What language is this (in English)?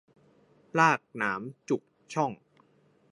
Thai